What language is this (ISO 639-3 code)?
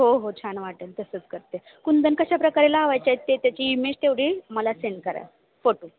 mar